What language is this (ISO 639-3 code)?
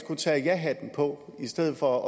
dan